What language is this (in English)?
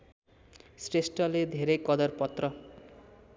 Nepali